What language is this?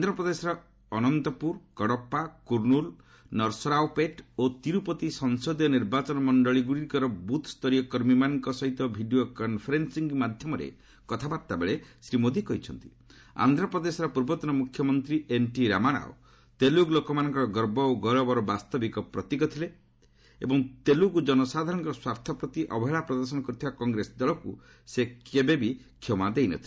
Odia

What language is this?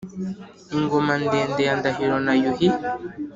Kinyarwanda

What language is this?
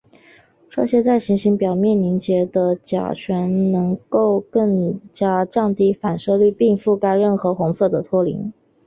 Chinese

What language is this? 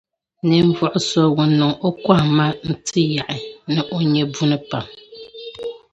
Dagbani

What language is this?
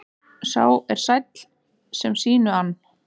Icelandic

